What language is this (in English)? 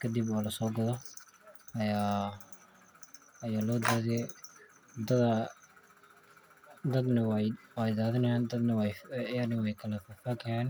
Somali